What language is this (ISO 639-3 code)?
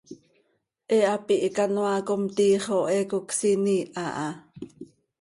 sei